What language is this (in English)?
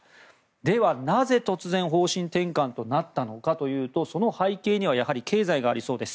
Japanese